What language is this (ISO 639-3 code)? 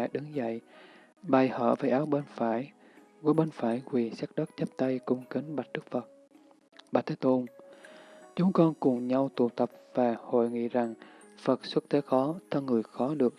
vie